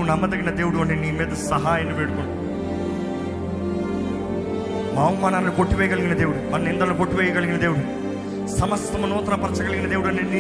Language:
Telugu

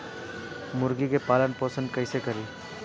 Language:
Bhojpuri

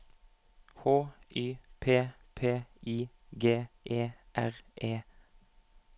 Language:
Norwegian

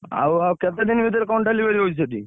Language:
Odia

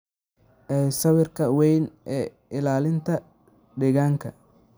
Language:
Somali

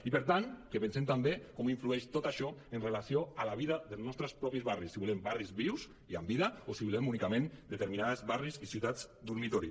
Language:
Catalan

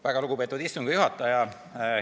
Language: Estonian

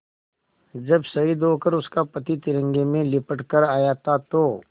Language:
Hindi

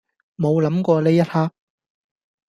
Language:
Cantonese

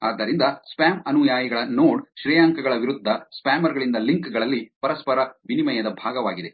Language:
Kannada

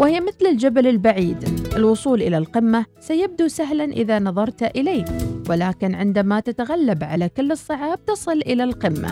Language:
Arabic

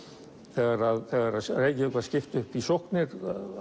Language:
Icelandic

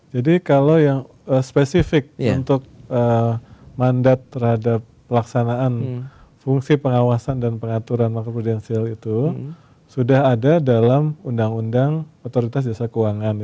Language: Indonesian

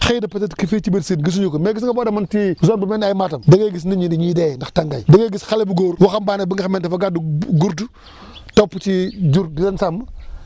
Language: Wolof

